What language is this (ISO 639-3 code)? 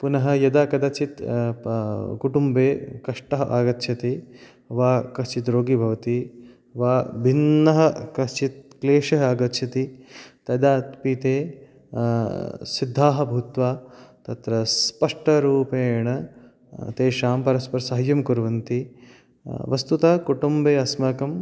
san